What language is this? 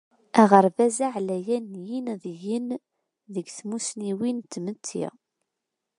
Kabyle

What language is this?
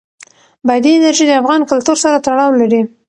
Pashto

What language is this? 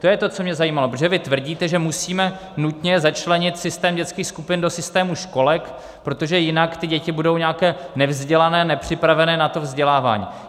Czech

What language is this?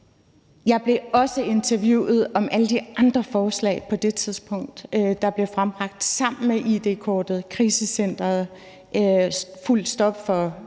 Danish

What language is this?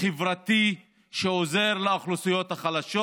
Hebrew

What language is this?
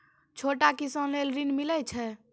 Maithili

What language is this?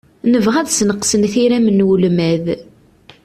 Kabyle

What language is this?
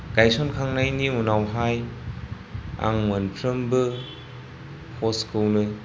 Bodo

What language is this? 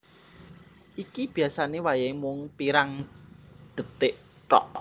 Javanese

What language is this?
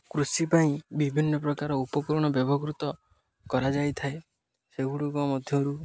Odia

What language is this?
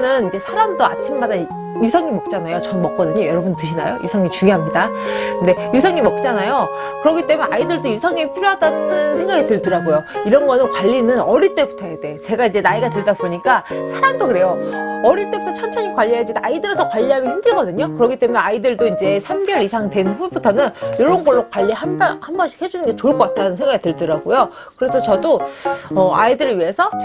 Korean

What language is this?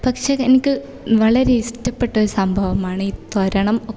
Malayalam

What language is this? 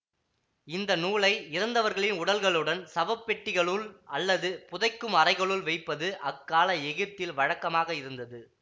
Tamil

